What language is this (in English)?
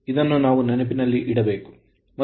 Kannada